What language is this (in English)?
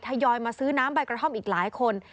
Thai